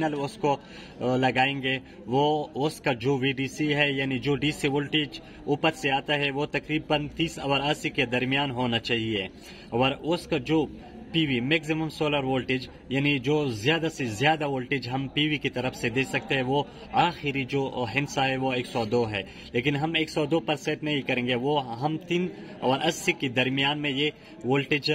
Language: Hindi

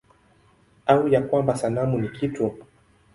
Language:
Swahili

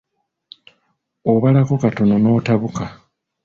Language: Ganda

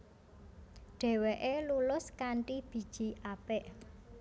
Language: Javanese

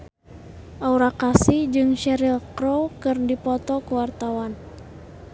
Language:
Sundanese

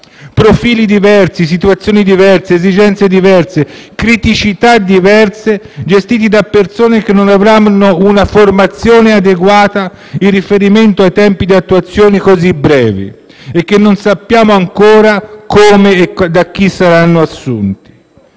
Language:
Italian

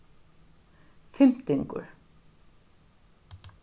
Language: Faroese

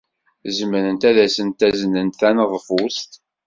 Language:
Kabyle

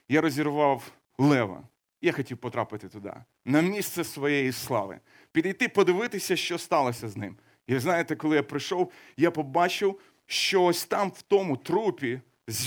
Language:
Ukrainian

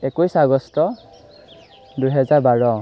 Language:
Assamese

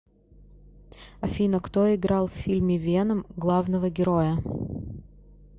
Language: Russian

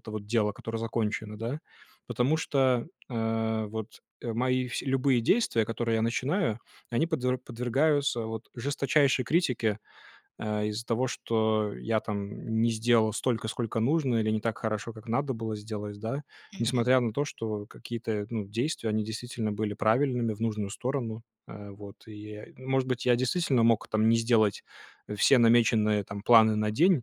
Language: Russian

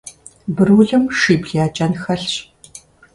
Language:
Kabardian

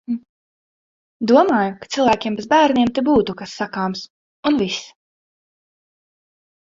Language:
Latvian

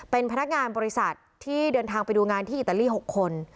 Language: Thai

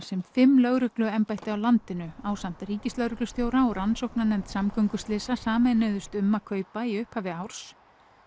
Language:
Icelandic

